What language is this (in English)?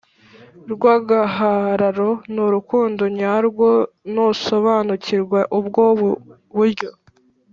Kinyarwanda